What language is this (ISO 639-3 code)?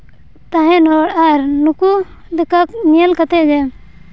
sat